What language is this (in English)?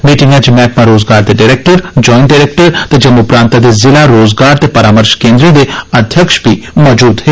Dogri